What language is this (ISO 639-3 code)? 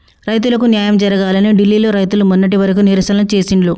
tel